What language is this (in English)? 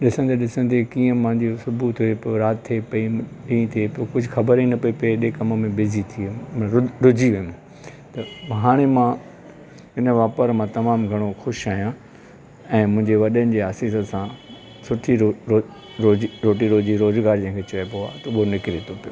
Sindhi